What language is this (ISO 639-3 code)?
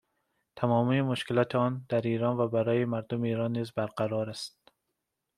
fas